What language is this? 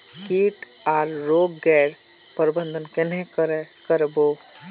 Magahi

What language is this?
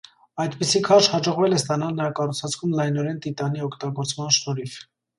Armenian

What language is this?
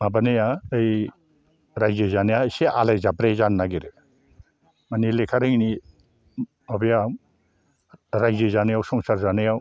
Bodo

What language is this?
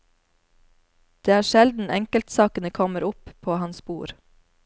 Norwegian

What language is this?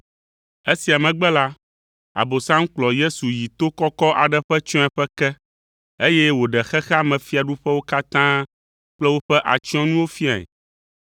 Ewe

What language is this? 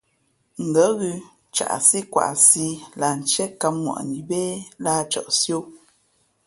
Fe'fe'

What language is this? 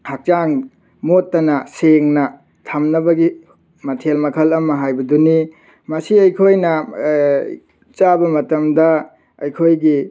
Manipuri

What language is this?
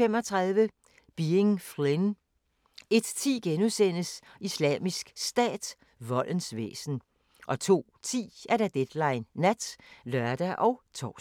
Danish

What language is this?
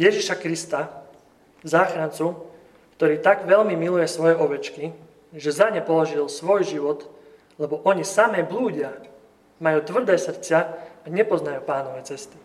Slovak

